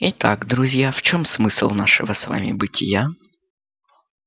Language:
Russian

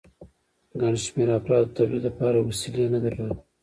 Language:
Pashto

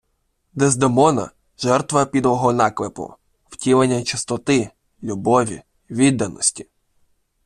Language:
Ukrainian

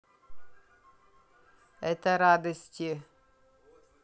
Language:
Russian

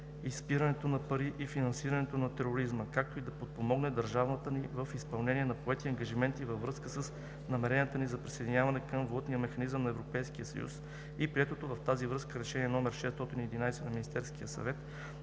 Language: Bulgarian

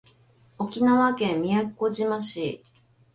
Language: Japanese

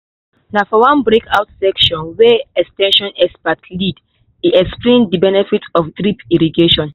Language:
Nigerian Pidgin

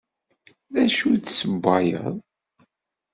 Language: Kabyle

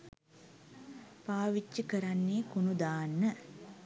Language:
Sinhala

